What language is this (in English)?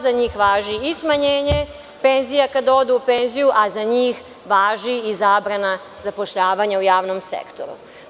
Serbian